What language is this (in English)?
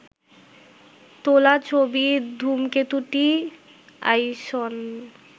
Bangla